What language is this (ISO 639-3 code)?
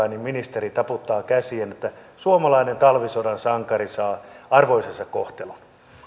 fin